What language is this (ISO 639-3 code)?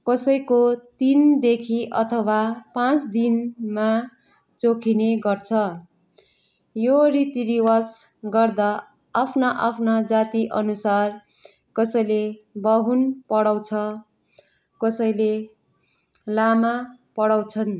nep